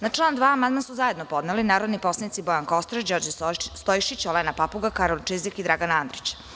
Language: Serbian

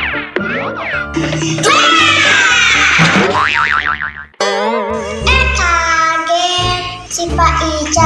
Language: Indonesian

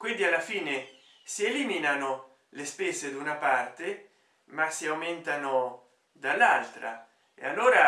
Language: Italian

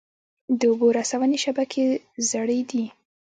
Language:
Pashto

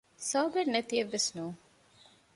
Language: Divehi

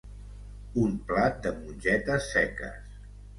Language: Catalan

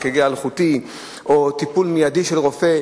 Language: Hebrew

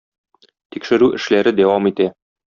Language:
Tatar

